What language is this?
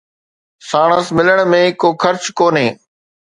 Sindhi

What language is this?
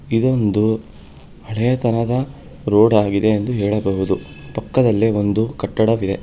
Kannada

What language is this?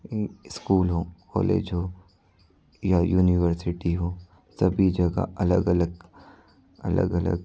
Hindi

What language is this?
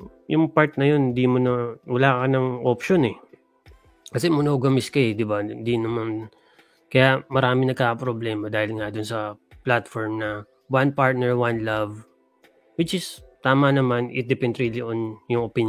Filipino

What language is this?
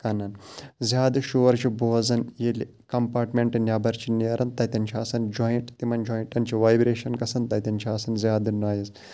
Kashmiri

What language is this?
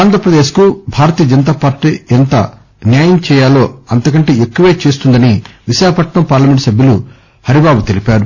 Telugu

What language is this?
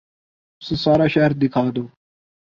Urdu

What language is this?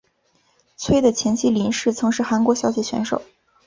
Chinese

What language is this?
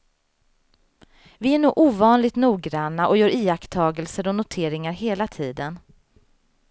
Swedish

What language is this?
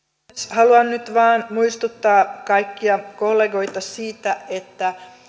Finnish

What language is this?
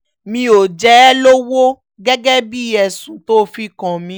Yoruba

